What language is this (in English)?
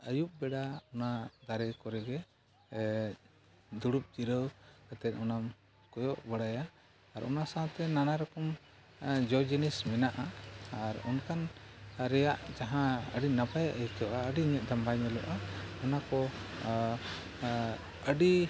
Santali